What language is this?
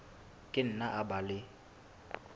Southern Sotho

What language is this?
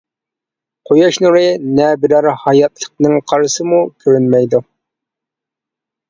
Uyghur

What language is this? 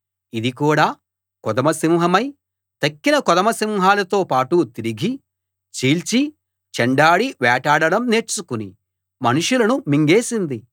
Telugu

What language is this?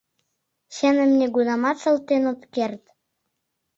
Mari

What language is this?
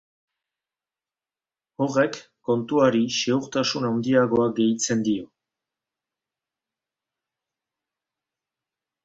Basque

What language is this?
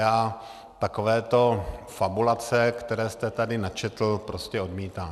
Czech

